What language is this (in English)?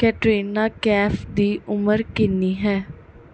Punjabi